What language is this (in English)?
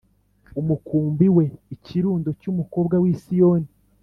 Kinyarwanda